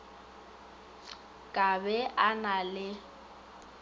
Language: Northern Sotho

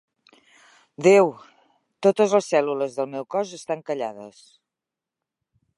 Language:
Catalan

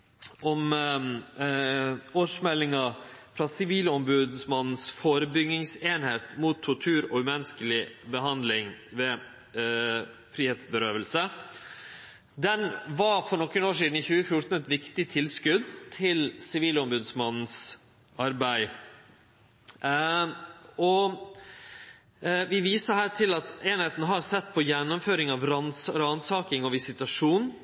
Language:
Norwegian Nynorsk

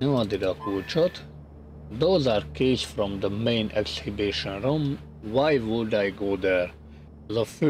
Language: Hungarian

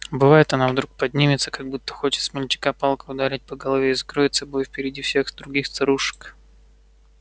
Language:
Russian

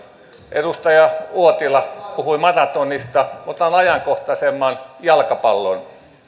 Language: Finnish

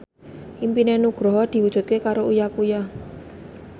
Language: Javanese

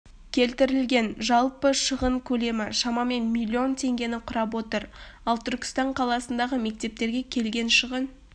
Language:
Kazakh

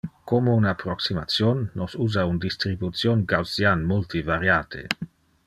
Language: Interlingua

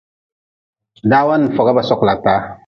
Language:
Nawdm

